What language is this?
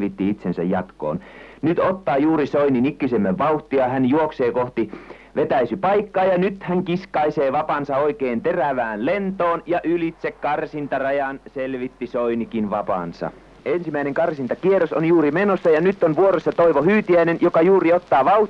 Finnish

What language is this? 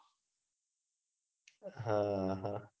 Gujarati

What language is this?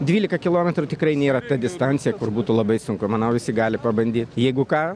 Lithuanian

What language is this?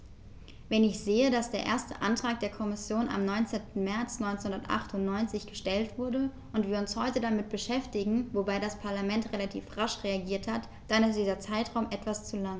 German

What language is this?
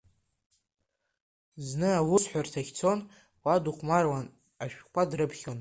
Abkhazian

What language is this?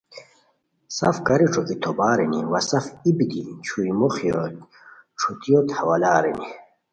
Khowar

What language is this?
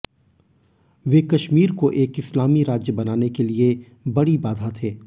Hindi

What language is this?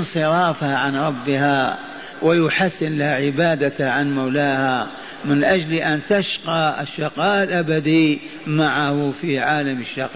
Arabic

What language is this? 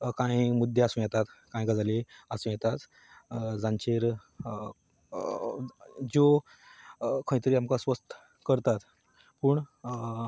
Konkani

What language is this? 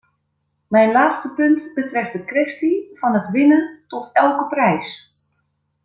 Dutch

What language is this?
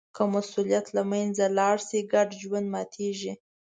Pashto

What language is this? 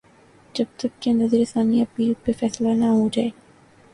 Urdu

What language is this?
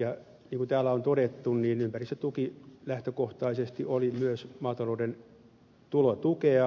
Finnish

